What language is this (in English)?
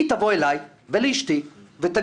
Hebrew